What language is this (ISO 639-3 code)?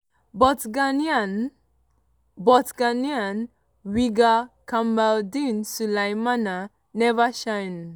pcm